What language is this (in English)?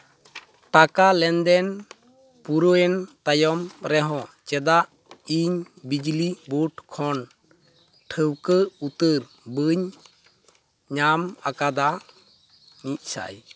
Santali